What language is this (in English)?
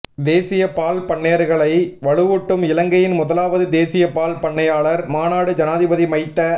Tamil